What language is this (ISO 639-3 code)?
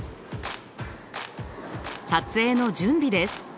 jpn